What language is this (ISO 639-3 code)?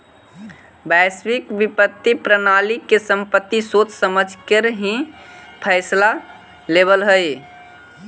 mag